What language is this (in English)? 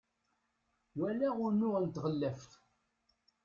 Kabyle